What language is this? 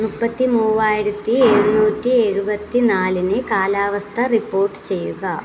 Malayalam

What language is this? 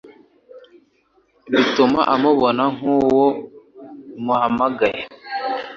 Kinyarwanda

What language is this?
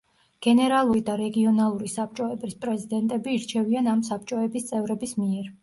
Georgian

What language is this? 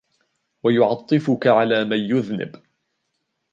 Arabic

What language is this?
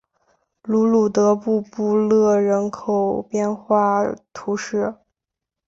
Chinese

